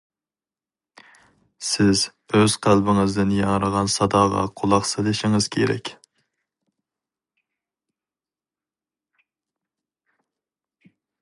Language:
Uyghur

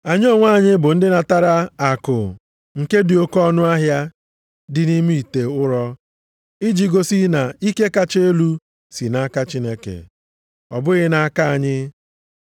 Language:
Igbo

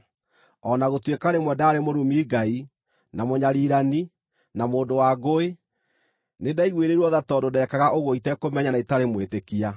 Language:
Kikuyu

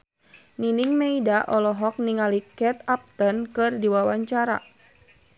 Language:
Sundanese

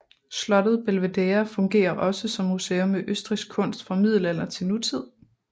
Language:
Danish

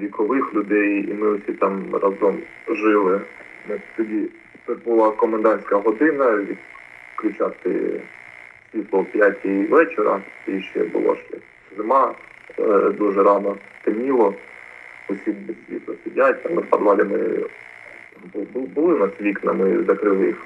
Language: Ukrainian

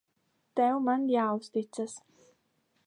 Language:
Latvian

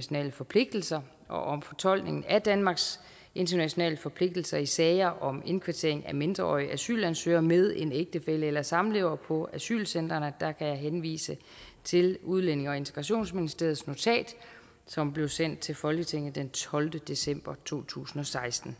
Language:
Danish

